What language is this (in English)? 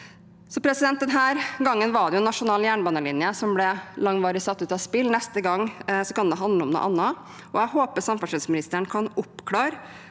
Norwegian